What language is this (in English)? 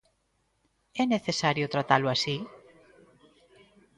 Galician